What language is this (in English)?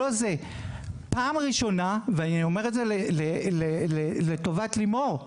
Hebrew